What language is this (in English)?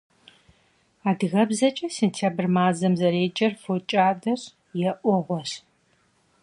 Kabardian